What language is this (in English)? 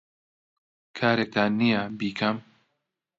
Central Kurdish